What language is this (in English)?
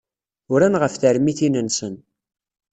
Kabyle